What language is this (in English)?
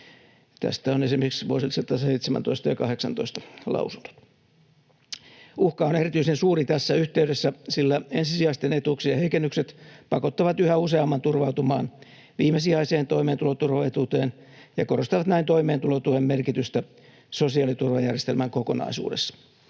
Finnish